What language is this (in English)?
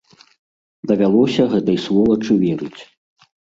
Belarusian